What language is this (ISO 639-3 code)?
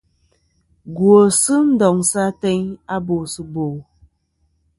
bkm